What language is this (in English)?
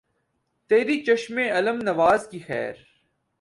Urdu